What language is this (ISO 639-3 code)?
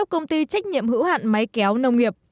vie